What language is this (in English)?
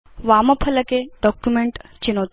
Sanskrit